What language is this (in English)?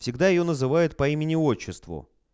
Russian